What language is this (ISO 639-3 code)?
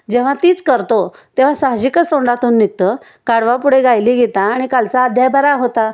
mar